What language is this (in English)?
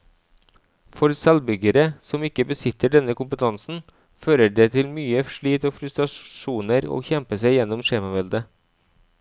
Norwegian